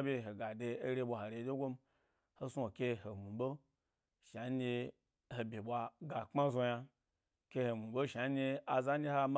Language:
Gbari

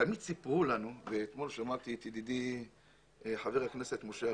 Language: Hebrew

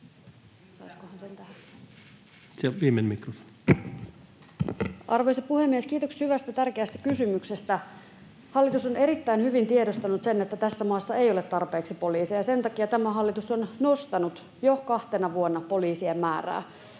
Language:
Finnish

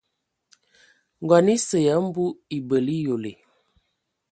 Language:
Ewondo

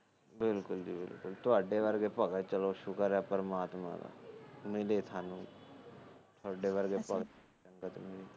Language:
Punjabi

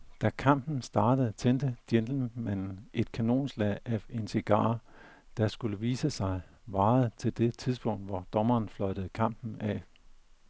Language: Danish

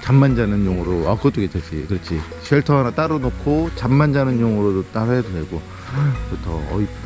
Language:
Korean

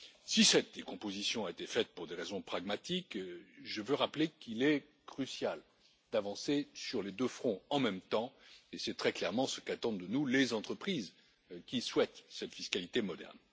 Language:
French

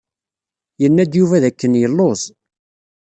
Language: Kabyle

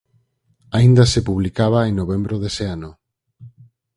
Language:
Galician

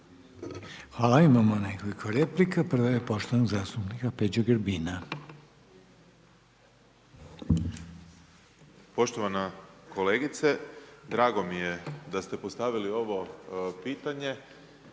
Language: Croatian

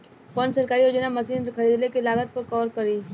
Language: Bhojpuri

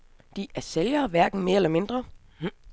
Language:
Danish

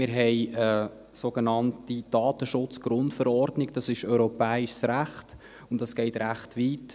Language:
Swiss German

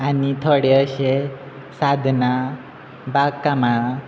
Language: Konkani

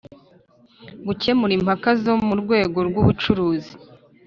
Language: Kinyarwanda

